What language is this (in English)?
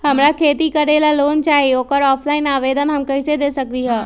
Magahi